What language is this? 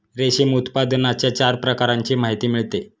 Marathi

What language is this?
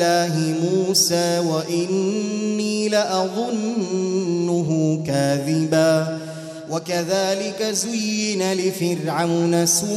Arabic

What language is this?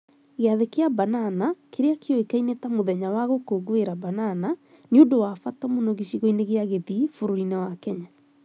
Kikuyu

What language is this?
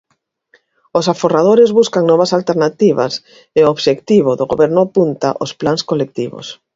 Galician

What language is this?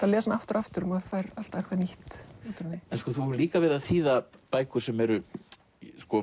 Icelandic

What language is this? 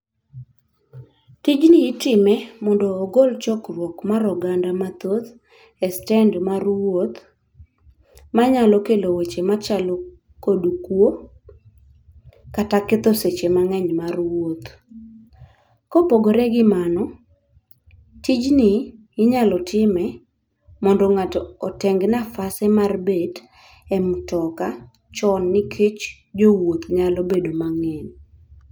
Luo (Kenya and Tanzania)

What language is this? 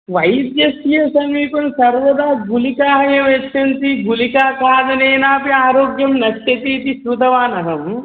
Sanskrit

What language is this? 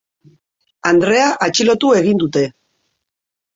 Basque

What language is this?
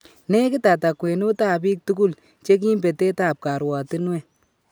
Kalenjin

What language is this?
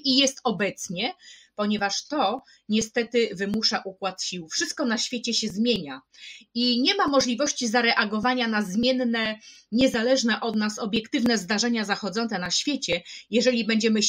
Polish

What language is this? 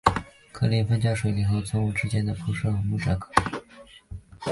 Chinese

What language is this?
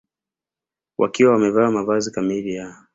Swahili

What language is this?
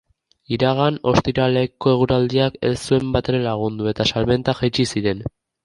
Basque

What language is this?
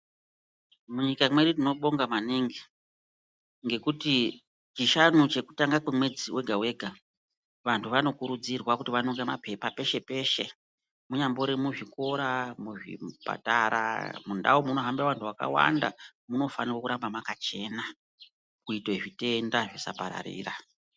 Ndau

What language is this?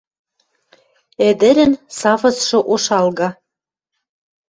Western Mari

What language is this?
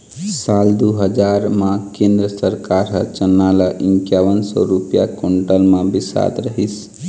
Chhattisgarhi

